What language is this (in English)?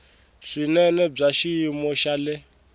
Tsonga